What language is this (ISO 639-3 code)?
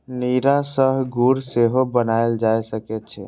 mai